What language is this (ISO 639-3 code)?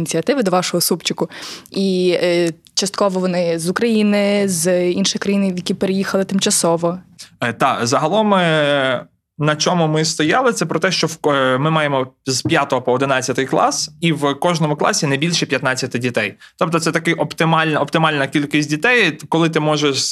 ukr